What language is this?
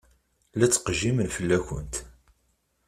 Kabyle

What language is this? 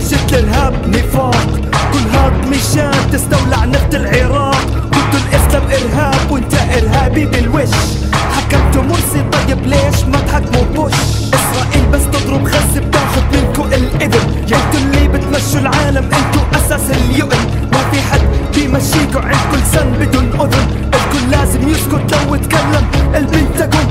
Arabic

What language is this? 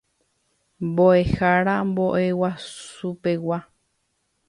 Guarani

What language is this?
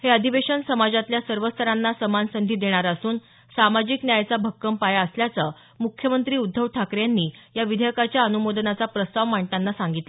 Marathi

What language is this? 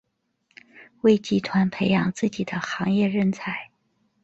Chinese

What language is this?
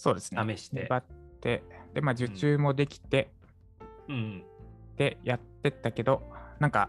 Japanese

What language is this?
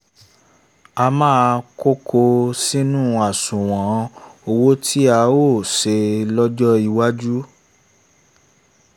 Yoruba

